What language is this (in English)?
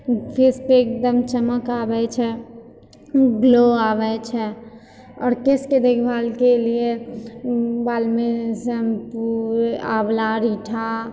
Maithili